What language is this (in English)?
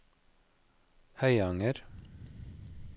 Norwegian